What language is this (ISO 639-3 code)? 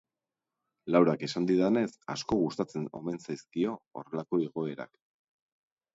eus